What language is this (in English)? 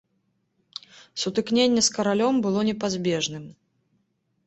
Belarusian